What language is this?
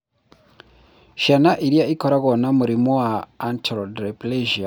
Kikuyu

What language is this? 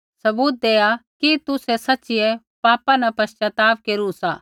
Kullu Pahari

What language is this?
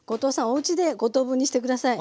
Japanese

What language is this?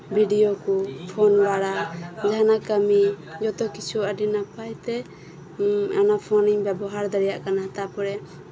Santali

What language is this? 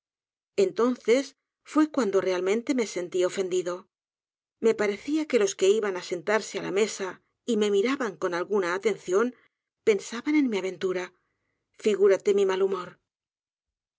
Spanish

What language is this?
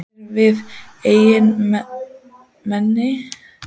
Icelandic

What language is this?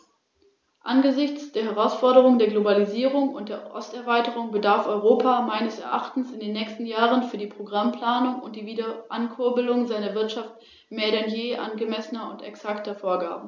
German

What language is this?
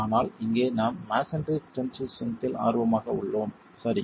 Tamil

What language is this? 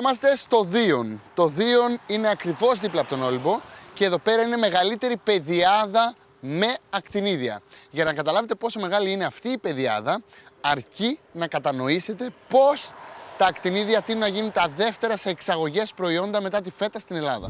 Greek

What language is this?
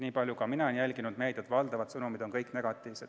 Estonian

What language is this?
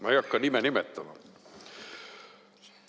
Estonian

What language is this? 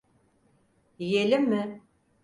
Turkish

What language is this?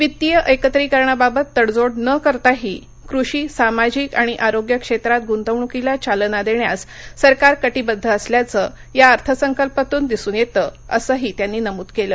Marathi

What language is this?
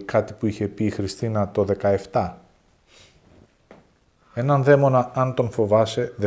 Greek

